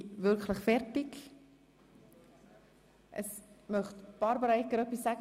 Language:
Swiss German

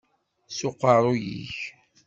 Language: Kabyle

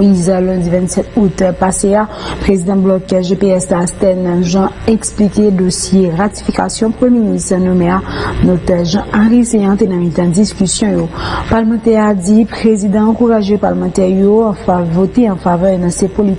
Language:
French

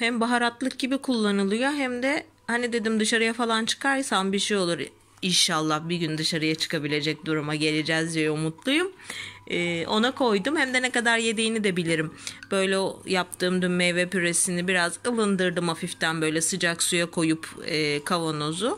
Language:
Turkish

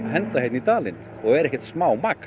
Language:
Icelandic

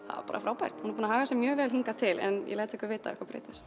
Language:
Icelandic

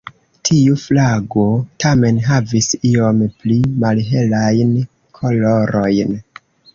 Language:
Esperanto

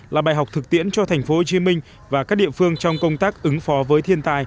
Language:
Vietnamese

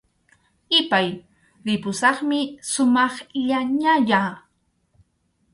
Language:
Arequipa-La Unión Quechua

